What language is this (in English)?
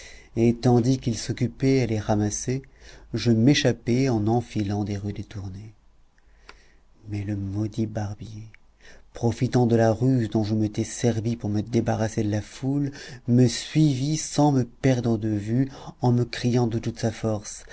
French